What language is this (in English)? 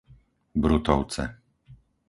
Slovak